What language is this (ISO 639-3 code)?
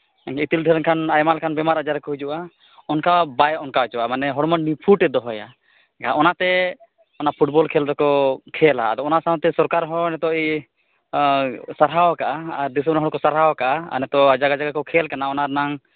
sat